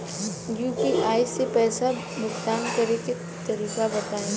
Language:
Bhojpuri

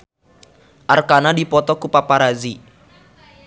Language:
Sundanese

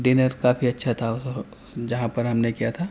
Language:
Urdu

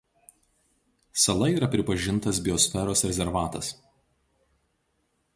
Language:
Lithuanian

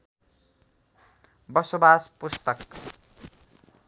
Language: Nepali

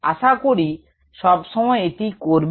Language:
Bangla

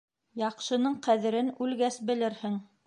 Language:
Bashkir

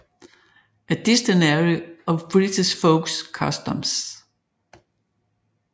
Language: Danish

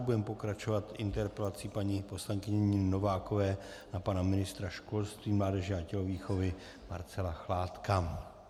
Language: Czech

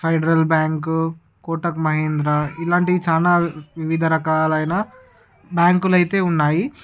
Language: Telugu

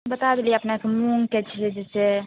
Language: Maithili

